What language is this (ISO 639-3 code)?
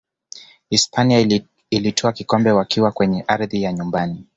swa